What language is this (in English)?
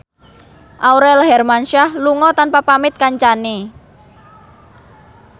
Javanese